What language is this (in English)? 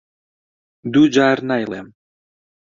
Central Kurdish